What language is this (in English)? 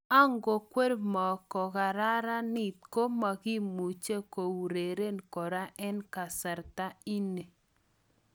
Kalenjin